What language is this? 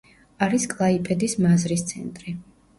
Georgian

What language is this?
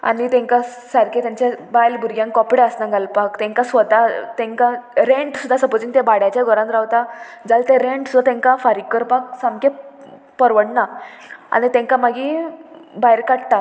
Konkani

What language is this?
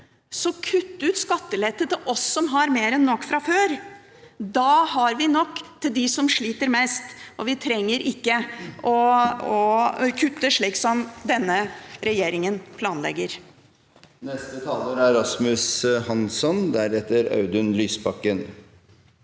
Norwegian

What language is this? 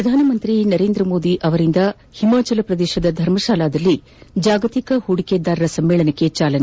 Kannada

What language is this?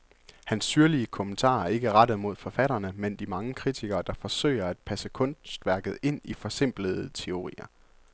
Danish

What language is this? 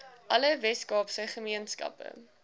Afrikaans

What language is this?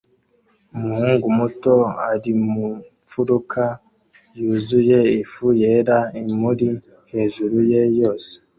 Kinyarwanda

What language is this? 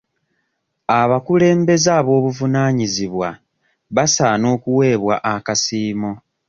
Ganda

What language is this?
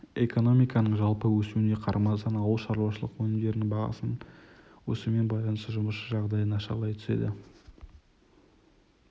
Kazakh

